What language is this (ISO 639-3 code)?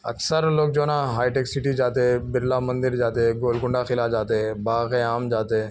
urd